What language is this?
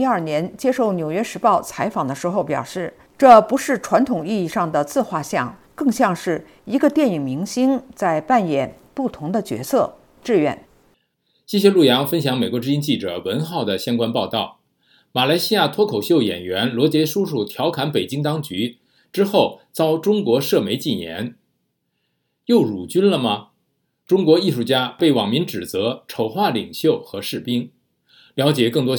Chinese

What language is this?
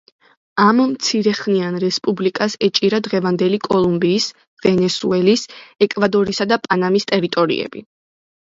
Georgian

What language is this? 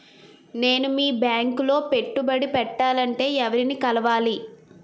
Telugu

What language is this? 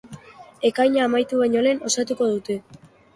Basque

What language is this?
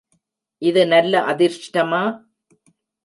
Tamil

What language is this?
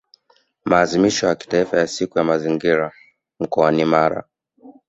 Swahili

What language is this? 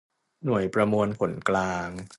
Thai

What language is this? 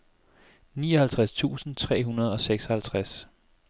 Danish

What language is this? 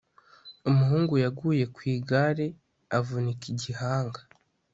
Kinyarwanda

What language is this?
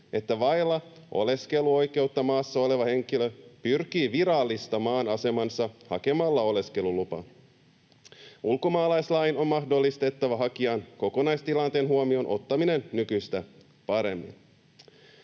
Finnish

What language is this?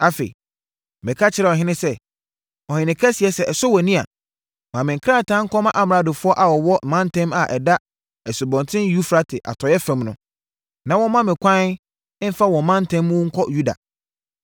Akan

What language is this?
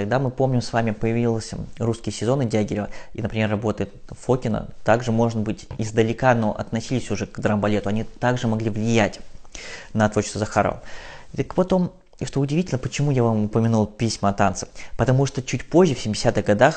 Russian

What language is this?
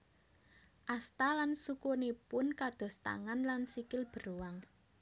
Javanese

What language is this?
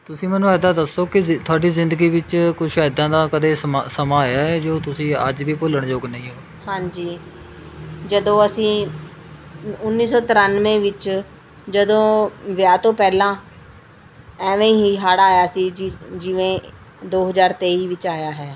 Punjabi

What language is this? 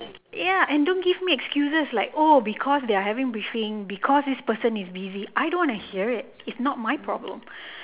English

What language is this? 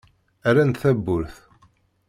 Kabyle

